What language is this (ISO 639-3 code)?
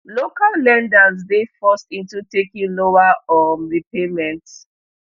pcm